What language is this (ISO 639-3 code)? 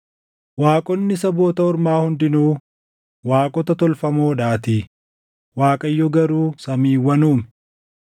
orm